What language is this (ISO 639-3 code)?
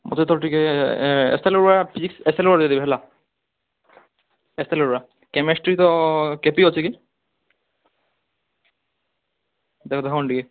ori